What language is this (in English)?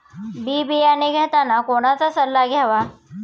Marathi